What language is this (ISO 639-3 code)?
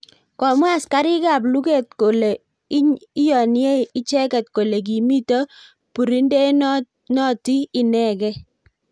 kln